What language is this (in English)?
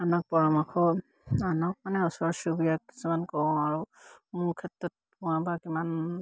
Assamese